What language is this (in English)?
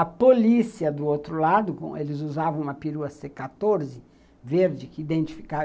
Portuguese